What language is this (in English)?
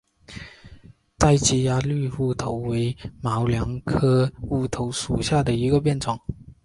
Chinese